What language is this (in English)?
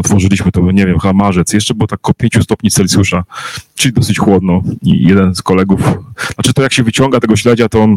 Polish